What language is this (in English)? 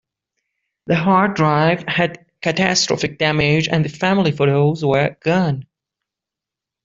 English